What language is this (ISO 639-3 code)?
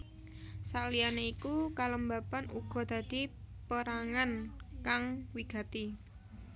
jav